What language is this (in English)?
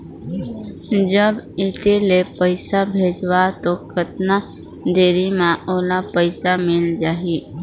Chhattisgarhi